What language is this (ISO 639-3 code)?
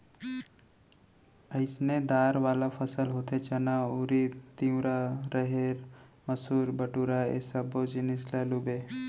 hne